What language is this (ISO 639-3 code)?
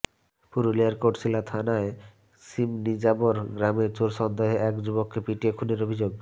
ben